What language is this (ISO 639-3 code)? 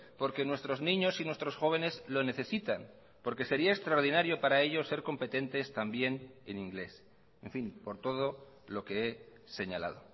spa